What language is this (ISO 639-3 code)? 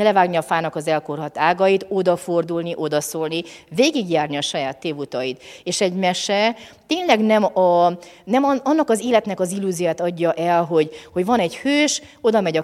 hun